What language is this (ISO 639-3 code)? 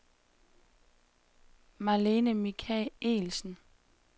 dan